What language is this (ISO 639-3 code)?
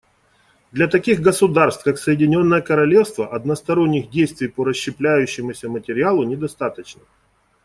rus